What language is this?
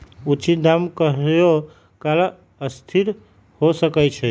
Magahi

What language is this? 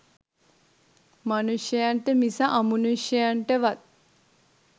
Sinhala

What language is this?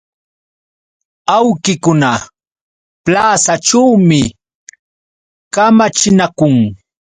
Yauyos Quechua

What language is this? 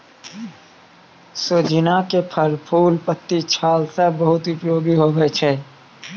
Maithili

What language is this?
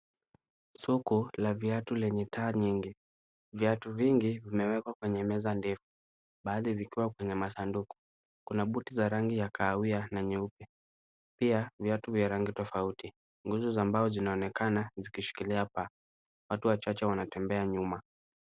Swahili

